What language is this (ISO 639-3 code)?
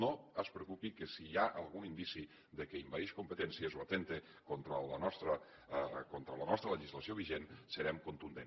cat